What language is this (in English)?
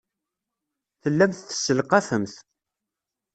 Kabyle